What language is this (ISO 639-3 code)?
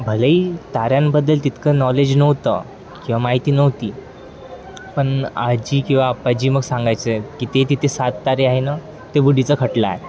mar